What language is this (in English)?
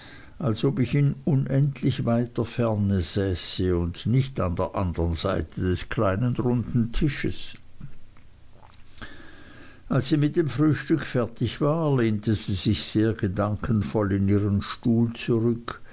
German